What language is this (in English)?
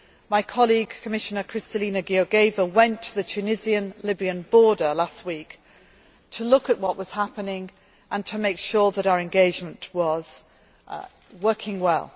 English